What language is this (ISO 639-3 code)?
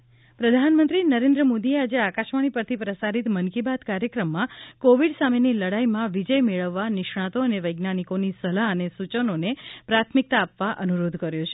guj